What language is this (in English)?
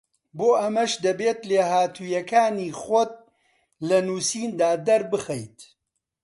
Central Kurdish